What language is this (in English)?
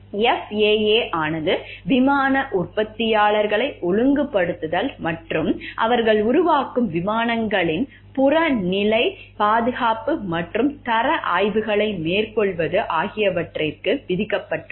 Tamil